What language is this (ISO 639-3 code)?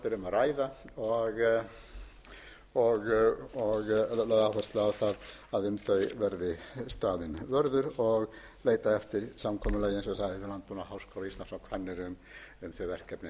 isl